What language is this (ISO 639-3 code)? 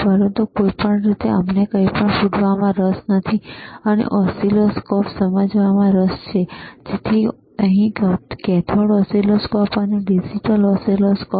guj